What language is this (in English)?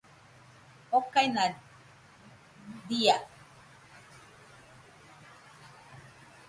Nüpode Huitoto